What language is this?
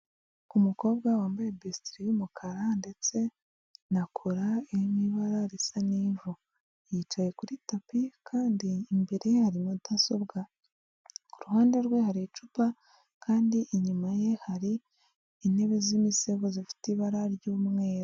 Kinyarwanda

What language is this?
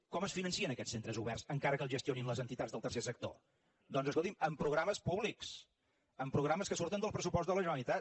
Catalan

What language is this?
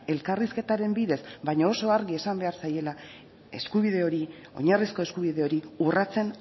Basque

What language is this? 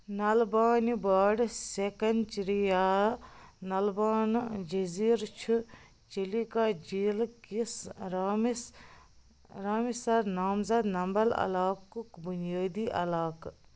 Kashmiri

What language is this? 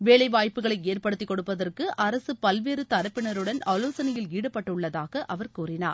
Tamil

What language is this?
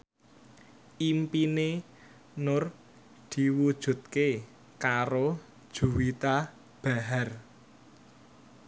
Javanese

